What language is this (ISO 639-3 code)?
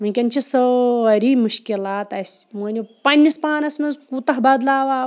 kas